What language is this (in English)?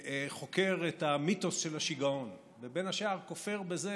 Hebrew